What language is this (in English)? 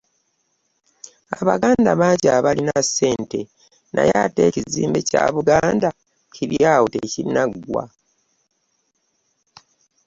Ganda